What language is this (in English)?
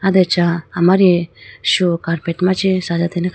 Idu-Mishmi